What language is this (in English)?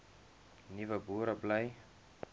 Afrikaans